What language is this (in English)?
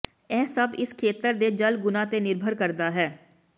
Punjabi